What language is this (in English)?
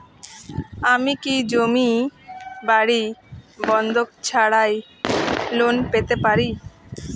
Bangla